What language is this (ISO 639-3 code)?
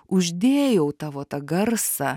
lit